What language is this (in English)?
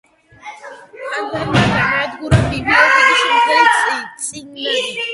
Georgian